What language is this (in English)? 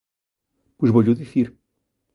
Galician